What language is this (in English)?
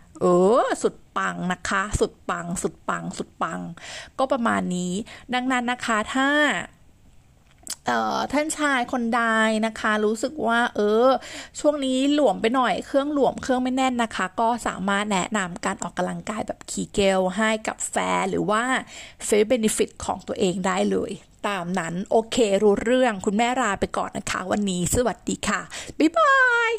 Thai